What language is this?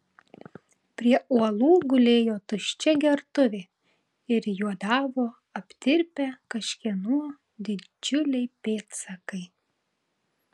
Lithuanian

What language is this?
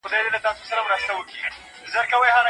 Pashto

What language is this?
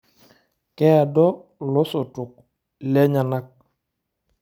Masai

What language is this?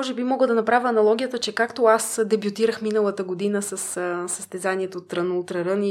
Bulgarian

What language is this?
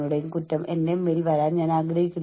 Malayalam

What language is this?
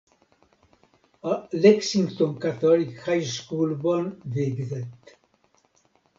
Hungarian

